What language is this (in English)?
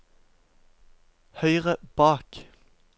Norwegian